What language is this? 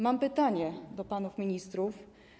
Polish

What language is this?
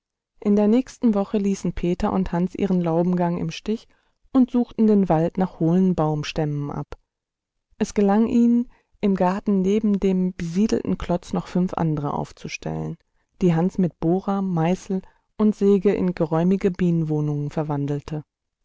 German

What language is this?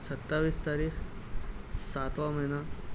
Urdu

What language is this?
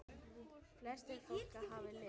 Icelandic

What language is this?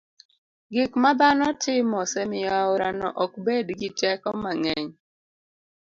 Luo (Kenya and Tanzania)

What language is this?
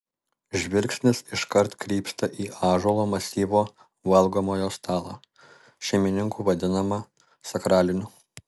Lithuanian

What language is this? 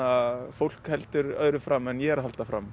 Icelandic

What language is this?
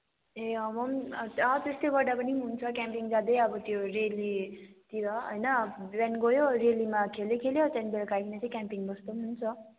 Nepali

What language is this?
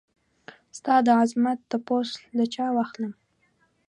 Pashto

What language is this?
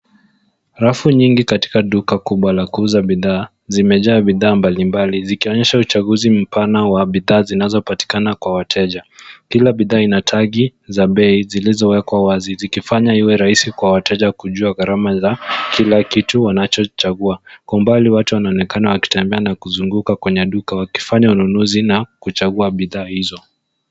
Swahili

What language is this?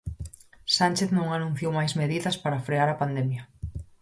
Galician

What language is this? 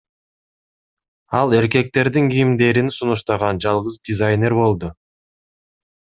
Kyrgyz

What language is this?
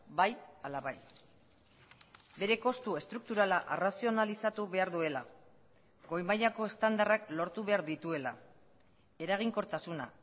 Basque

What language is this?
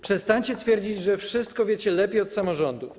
Polish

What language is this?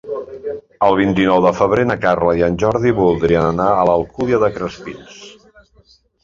Catalan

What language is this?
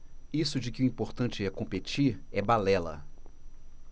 Portuguese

